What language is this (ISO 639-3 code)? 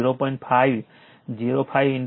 guj